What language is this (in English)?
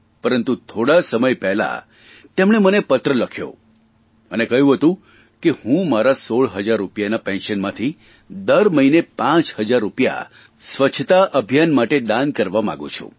Gujarati